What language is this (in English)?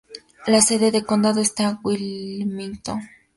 Spanish